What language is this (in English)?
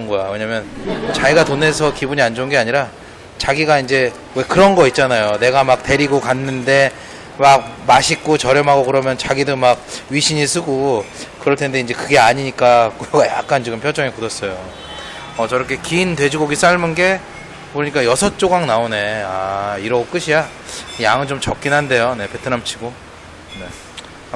Korean